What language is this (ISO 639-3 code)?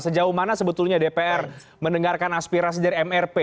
ind